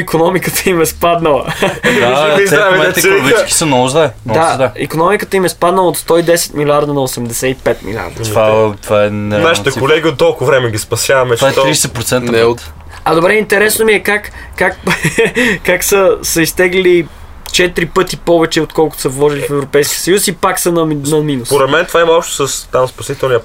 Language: Bulgarian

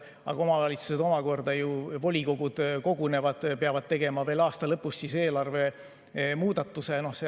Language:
Estonian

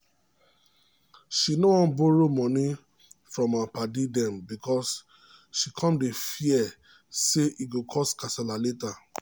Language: Nigerian Pidgin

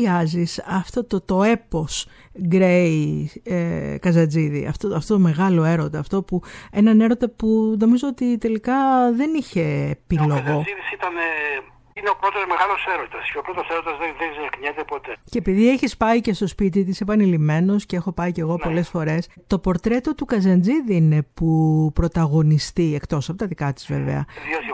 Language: Greek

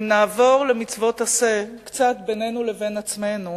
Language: Hebrew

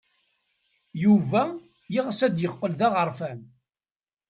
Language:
Kabyle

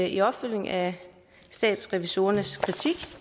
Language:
Danish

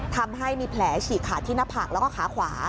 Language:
Thai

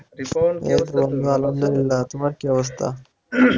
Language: Bangla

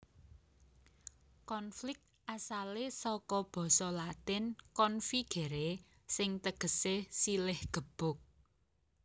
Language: Javanese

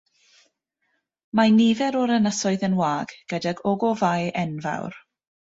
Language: Welsh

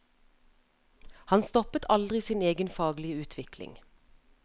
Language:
Norwegian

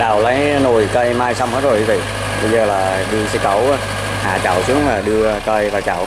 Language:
Vietnamese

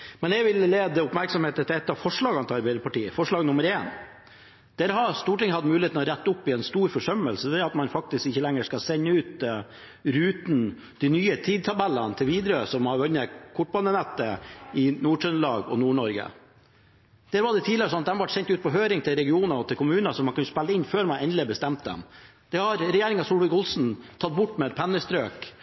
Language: Norwegian Bokmål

